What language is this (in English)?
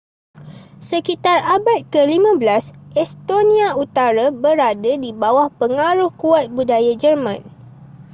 Malay